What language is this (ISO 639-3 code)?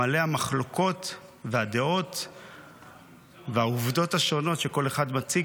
heb